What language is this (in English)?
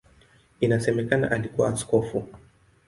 Swahili